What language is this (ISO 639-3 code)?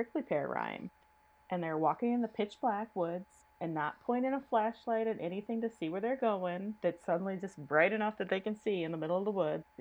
eng